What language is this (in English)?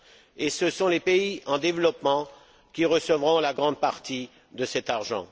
French